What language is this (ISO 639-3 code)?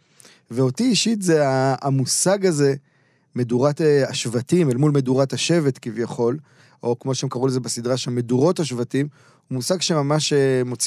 heb